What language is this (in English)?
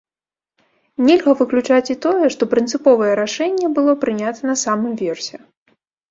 Belarusian